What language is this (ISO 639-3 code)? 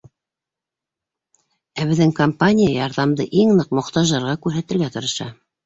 bak